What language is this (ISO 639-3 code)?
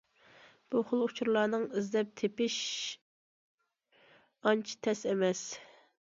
uig